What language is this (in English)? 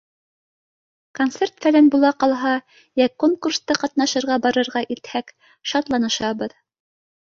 Bashkir